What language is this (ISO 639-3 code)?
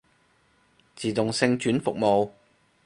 yue